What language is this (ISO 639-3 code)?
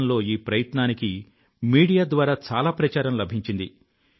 tel